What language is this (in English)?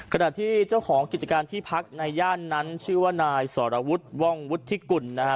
Thai